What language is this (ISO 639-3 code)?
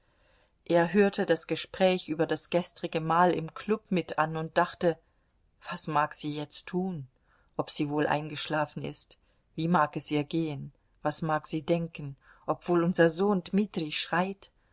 deu